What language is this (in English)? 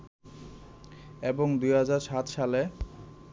Bangla